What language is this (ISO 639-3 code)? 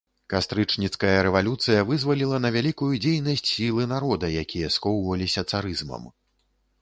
bel